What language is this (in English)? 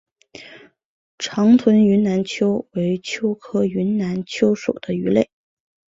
Chinese